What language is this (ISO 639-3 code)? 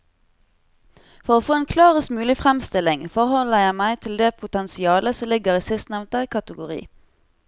nor